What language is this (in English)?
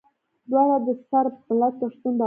Pashto